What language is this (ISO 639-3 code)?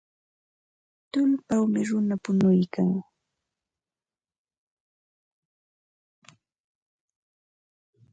qva